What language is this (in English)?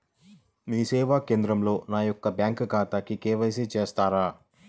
Telugu